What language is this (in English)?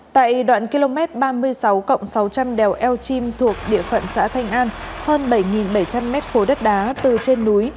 Vietnamese